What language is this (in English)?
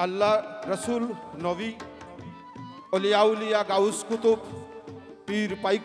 Arabic